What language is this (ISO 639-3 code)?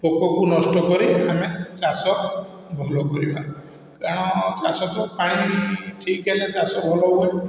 ori